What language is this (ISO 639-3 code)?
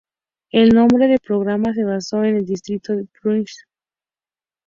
spa